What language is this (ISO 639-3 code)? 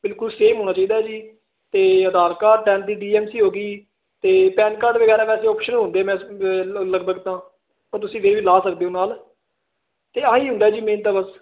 pan